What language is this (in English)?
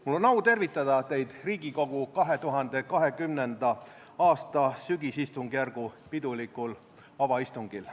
Estonian